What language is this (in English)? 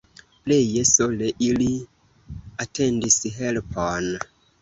Esperanto